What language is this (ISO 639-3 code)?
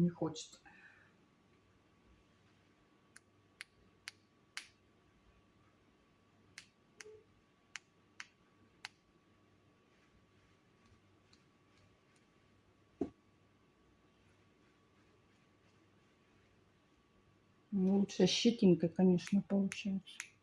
rus